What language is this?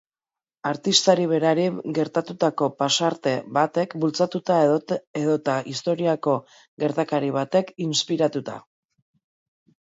Basque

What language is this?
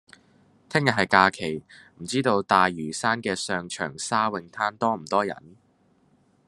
Cantonese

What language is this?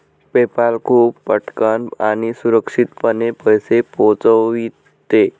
Marathi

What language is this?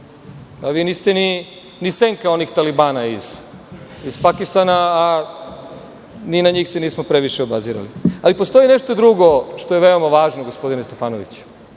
Serbian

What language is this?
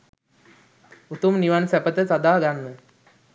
Sinhala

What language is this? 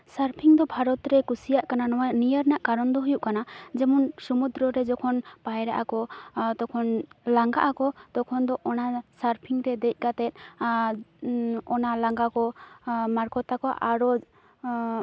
Santali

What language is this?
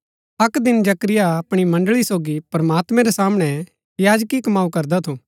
Gaddi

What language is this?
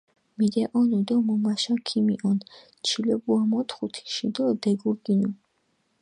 Mingrelian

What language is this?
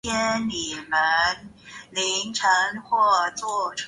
Chinese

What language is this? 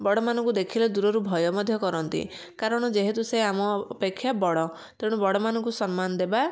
Odia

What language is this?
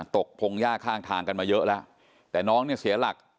Thai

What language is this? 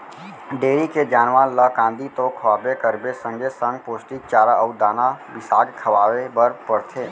Chhattisgarhi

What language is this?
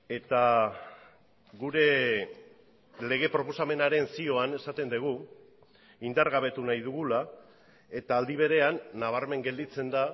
Basque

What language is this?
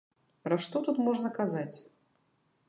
Belarusian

